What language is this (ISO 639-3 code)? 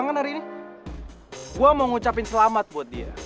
ind